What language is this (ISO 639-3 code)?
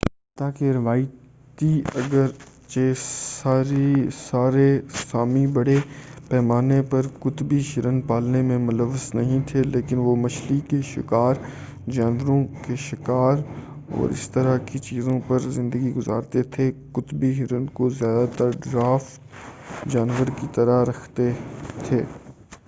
urd